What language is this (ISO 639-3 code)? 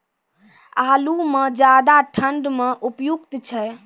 mai